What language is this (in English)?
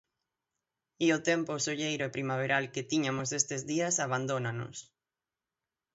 Galician